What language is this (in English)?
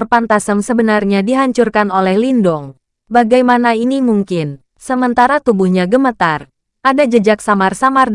Indonesian